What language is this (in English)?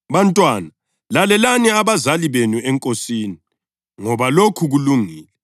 North Ndebele